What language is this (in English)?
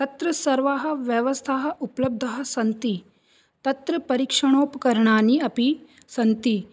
Sanskrit